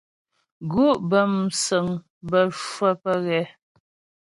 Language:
Ghomala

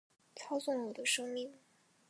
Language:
Chinese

